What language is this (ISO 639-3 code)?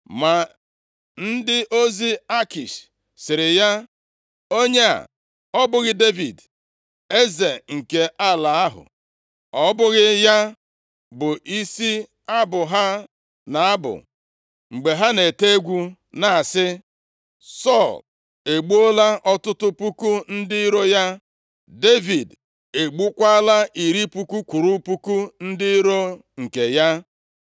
ibo